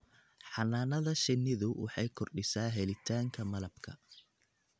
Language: Somali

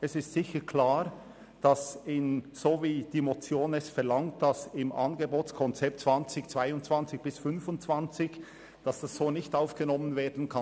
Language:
Swiss German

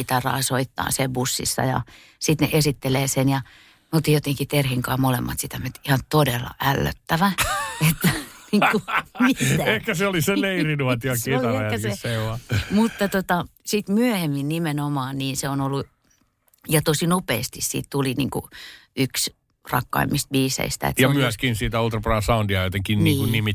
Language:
Finnish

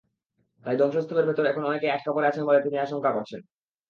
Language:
Bangla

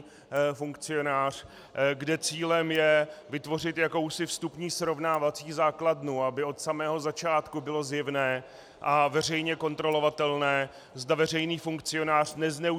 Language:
Czech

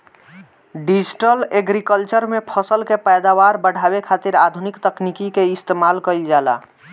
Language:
Bhojpuri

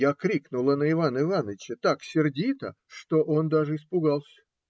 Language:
Russian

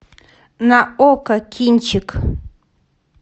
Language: Russian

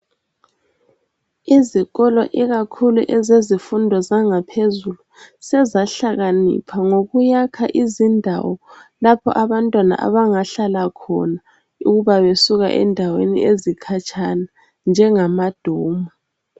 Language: North Ndebele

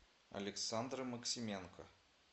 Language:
Russian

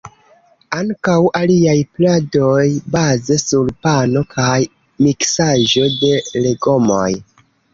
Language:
Esperanto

